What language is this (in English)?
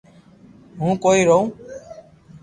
Loarki